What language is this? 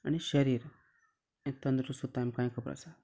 Konkani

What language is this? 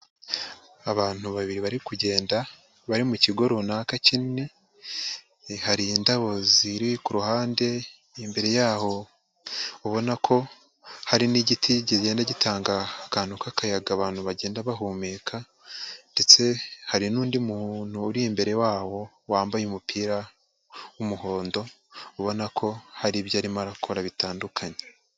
Kinyarwanda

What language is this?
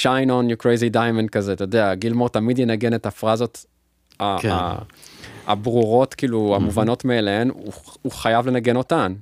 Hebrew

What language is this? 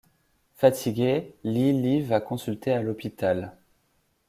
French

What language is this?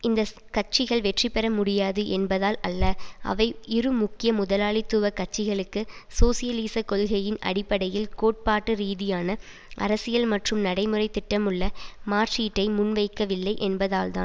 Tamil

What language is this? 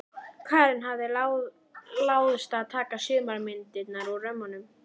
Icelandic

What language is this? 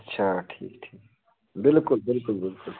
Kashmiri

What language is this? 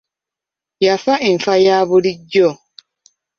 Ganda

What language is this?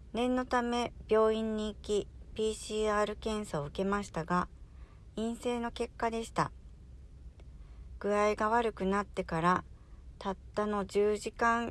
Japanese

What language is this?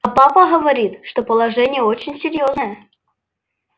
Russian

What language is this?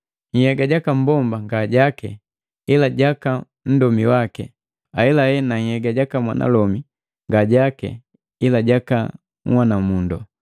Matengo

